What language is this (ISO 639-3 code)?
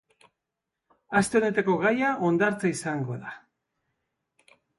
eus